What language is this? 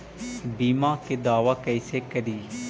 Magahi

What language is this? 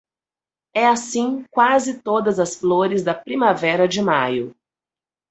Portuguese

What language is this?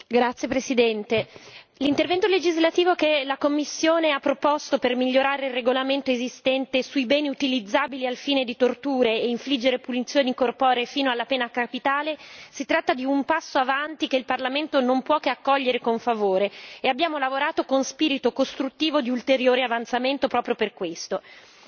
Italian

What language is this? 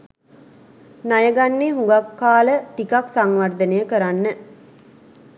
Sinhala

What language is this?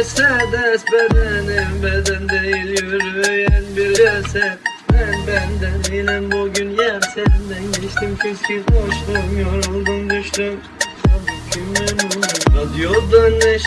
Turkish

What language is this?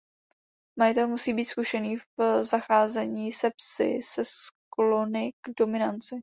Czech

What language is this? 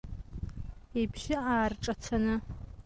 Abkhazian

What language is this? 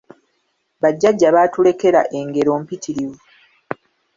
Ganda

